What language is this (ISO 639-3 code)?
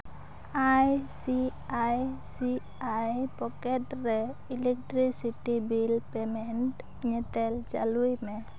sat